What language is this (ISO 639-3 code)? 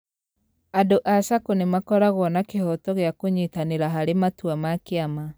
kik